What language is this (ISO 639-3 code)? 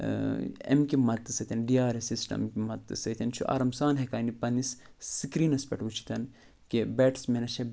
kas